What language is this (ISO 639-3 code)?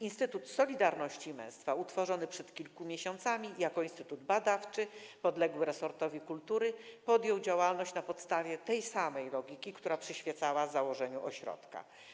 pol